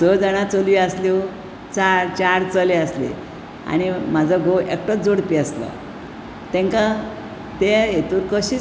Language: Konkani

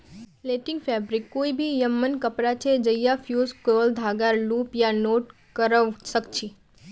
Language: Magahi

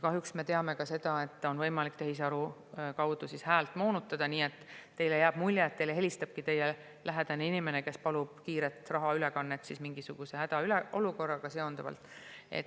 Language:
Estonian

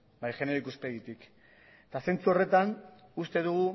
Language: Basque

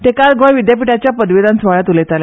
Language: Konkani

